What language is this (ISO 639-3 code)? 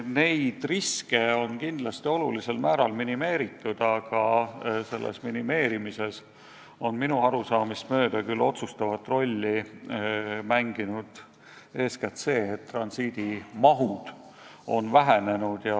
est